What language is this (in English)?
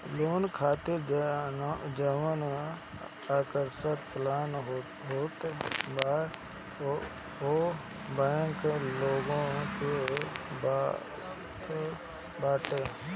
Bhojpuri